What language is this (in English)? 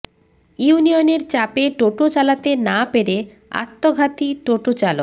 Bangla